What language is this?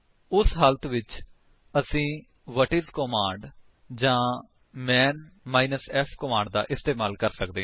Punjabi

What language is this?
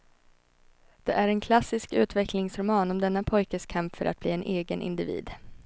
Swedish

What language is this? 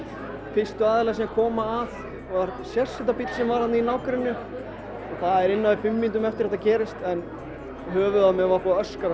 Icelandic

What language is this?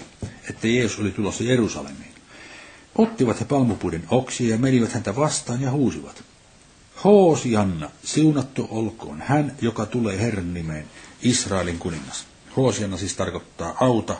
Finnish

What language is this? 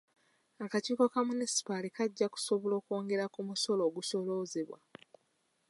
Ganda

